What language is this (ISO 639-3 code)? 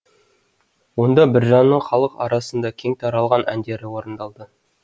kaz